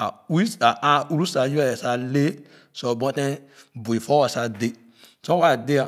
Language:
Khana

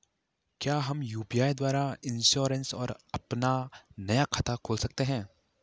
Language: Hindi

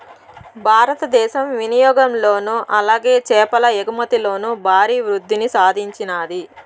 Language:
Telugu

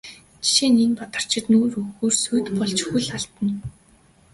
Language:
Mongolian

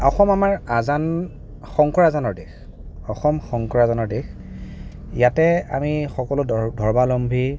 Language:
Assamese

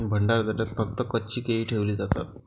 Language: Marathi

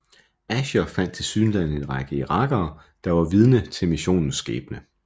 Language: Danish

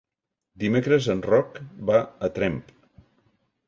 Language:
Catalan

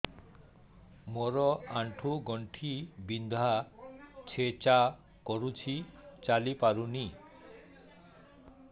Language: Odia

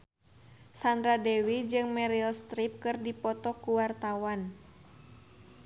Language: Sundanese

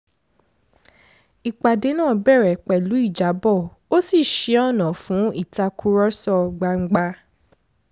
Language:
Yoruba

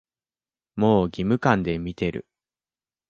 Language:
Japanese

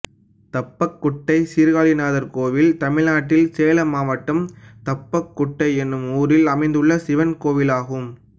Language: Tamil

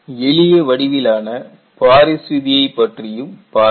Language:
Tamil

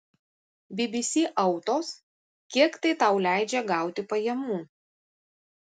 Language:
Lithuanian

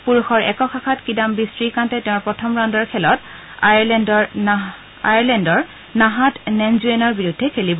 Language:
Assamese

